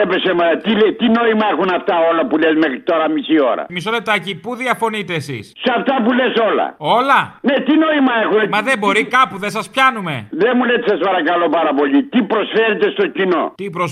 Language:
Greek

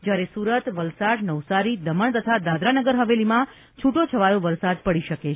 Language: Gujarati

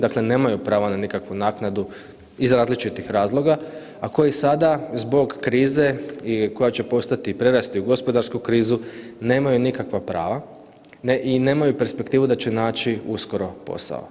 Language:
Croatian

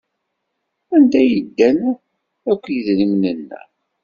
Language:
Kabyle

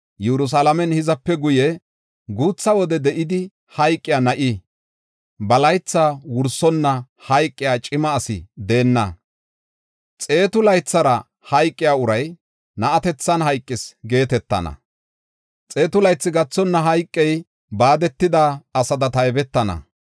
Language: Gofa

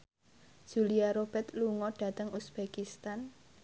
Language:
Javanese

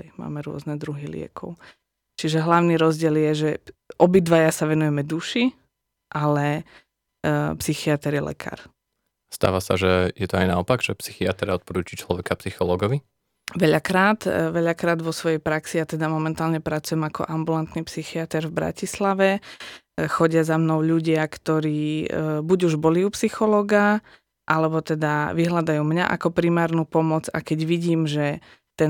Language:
Slovak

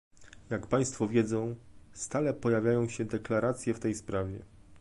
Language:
Polish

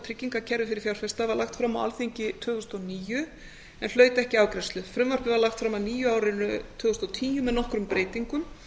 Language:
Icelandic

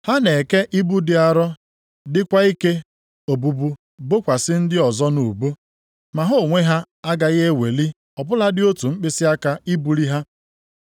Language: Igbo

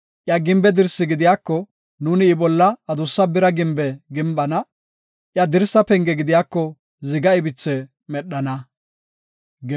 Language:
Gofa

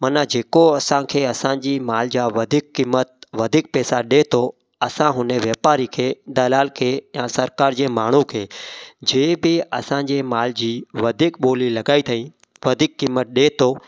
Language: Sindhi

